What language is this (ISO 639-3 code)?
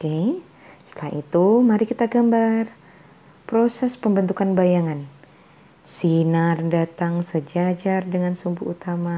ind